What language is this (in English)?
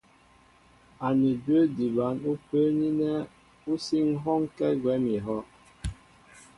Mbo (Cameroon)